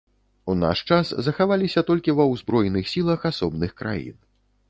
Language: Belarusian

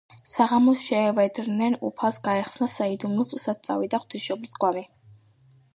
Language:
Georgian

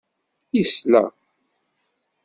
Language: Kabyle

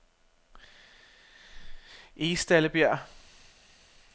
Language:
Danish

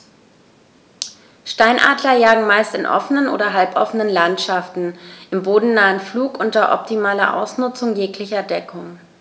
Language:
German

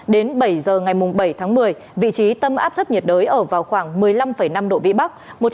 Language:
Vietnamese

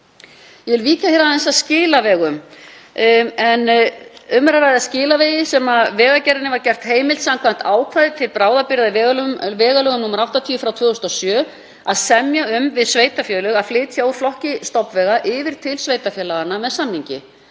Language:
Icelandic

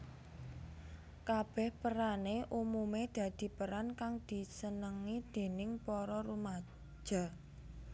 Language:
Javanese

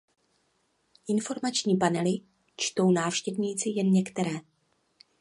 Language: Czech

